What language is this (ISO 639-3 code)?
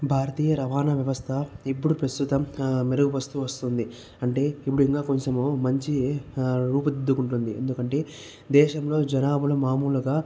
tel